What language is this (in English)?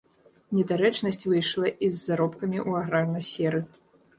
Belarusian